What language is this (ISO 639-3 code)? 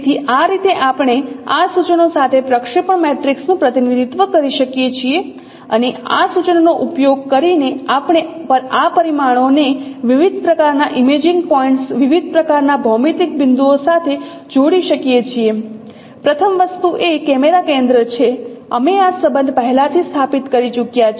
guj